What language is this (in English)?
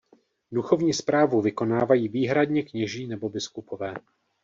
Czech